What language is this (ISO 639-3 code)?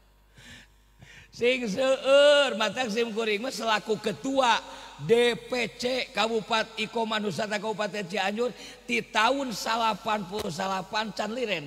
ind